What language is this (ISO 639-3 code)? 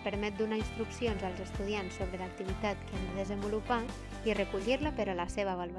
cat